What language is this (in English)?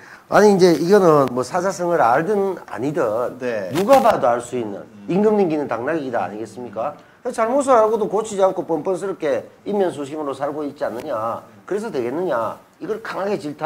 Korean